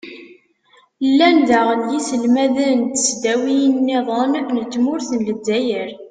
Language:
Kabyle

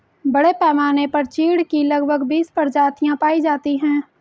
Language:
Hindi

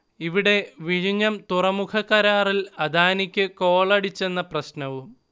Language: Malayalam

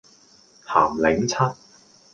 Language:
Cantonese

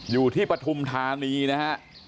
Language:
Thai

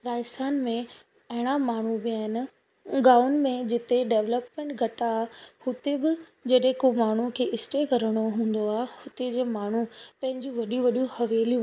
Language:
Sindhi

